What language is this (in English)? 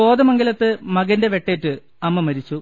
Malayalam